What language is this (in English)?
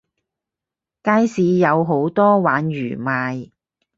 Cantonese